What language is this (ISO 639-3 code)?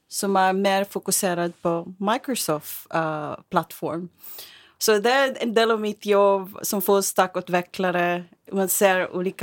swe